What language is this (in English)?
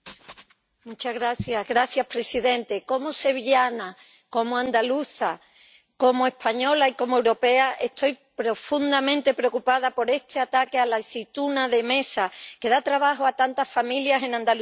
Spanish